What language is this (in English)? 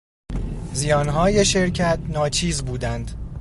Persian